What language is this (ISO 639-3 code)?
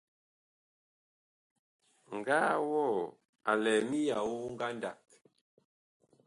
bkh